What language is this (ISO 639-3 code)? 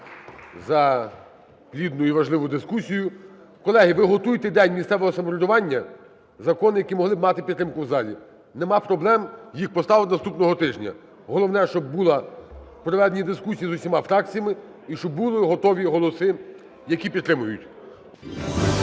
ukr